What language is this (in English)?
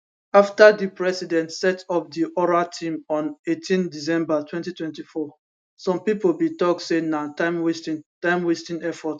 Nigerian Pidgin